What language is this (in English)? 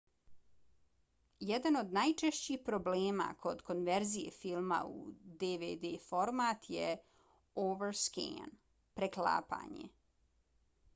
Bosnian